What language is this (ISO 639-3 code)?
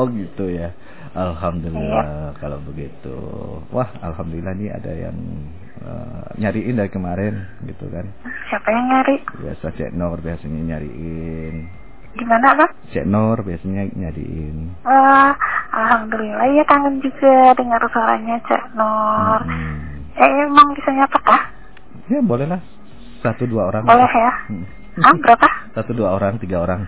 ind